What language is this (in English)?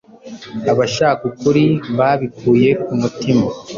Kinyarwanda